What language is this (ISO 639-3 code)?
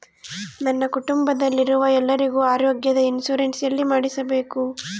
kan